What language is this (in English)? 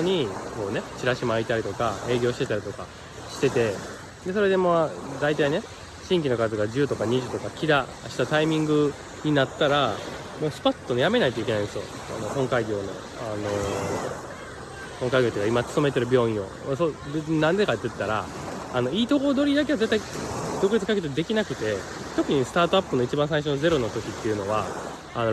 Japanese